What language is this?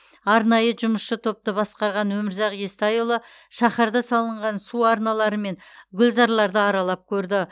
Kazakh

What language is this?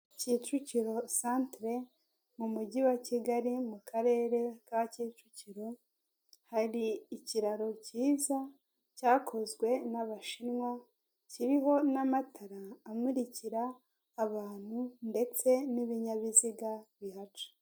Kinyarwanda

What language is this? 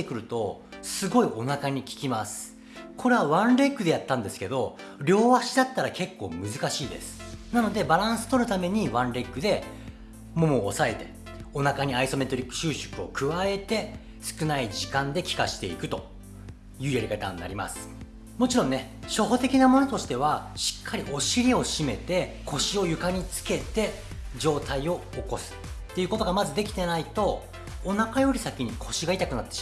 Japanese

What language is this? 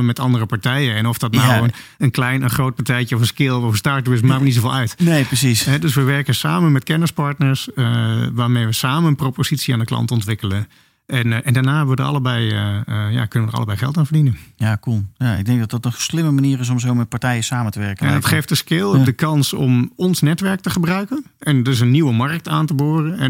Dutch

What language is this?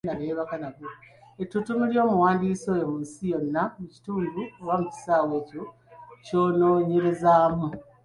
Ganda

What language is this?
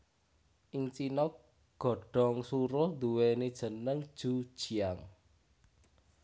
Javanese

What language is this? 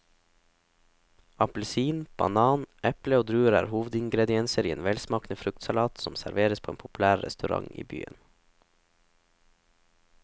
Norwegian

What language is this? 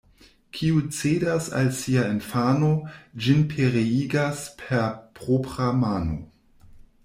Esperanto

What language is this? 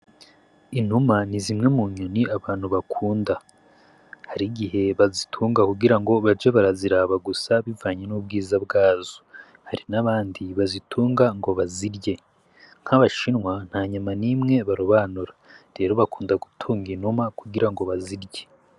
Rundi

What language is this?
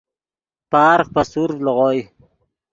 Yidgha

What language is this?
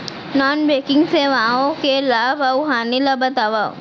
Chhattisgarhi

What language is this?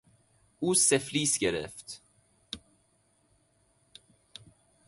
Persian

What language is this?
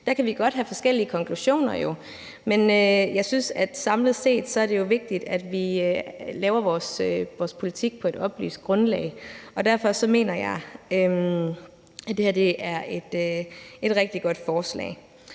Danish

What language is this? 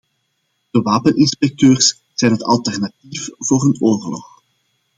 Dutch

